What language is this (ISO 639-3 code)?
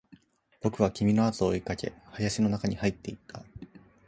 jpn